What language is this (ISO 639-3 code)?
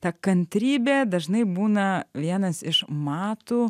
lit